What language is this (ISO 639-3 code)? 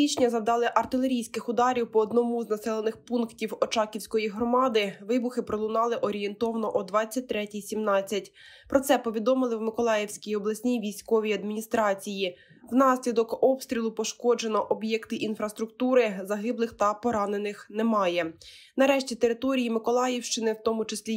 ukr